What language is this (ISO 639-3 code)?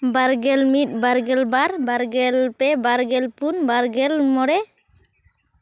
sat